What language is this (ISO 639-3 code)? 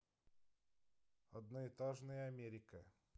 rus